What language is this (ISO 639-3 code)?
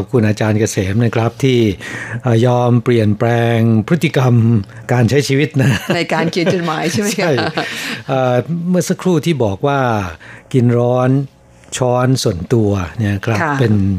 tha